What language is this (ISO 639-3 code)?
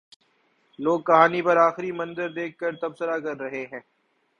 urd